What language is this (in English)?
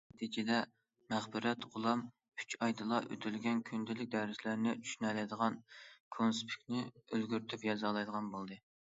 Uyghur